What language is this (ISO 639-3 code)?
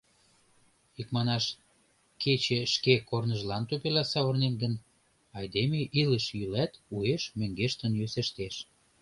chm